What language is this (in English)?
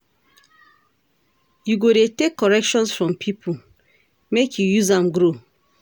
Nigerian Pidgin